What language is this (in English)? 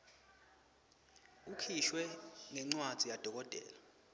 Swati